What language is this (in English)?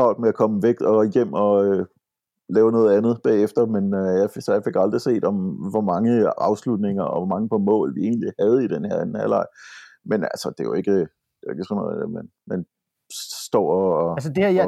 Danish